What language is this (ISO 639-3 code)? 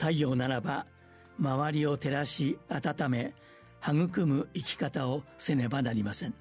jpn